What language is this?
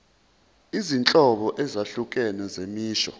Zulu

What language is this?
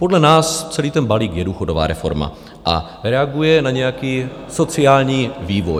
Czech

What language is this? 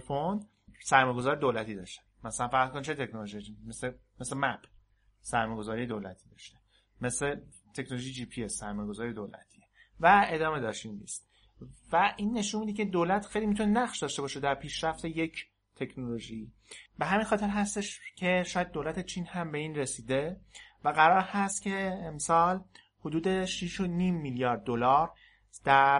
Persian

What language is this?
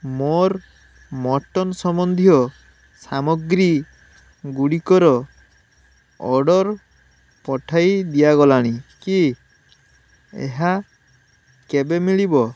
Odia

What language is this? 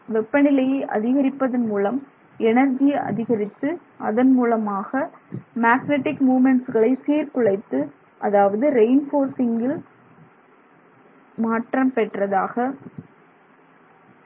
Tamil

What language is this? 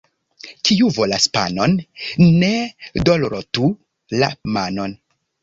Esperanto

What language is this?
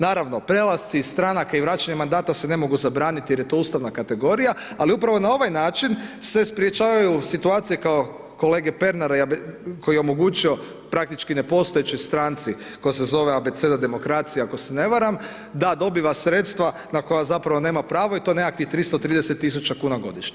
Croatian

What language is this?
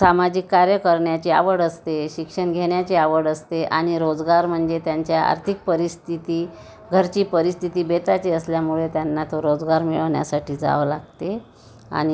Marathi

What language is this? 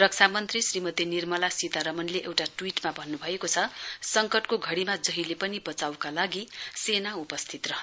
Nepali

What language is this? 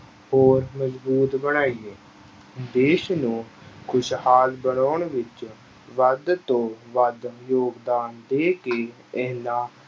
Punjabi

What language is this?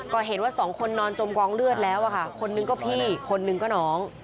Thai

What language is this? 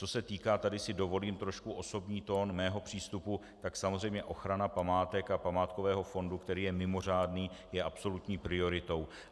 Czech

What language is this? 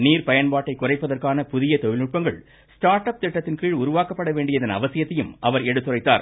Tamil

